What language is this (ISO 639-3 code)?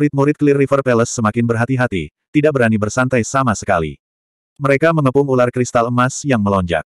ind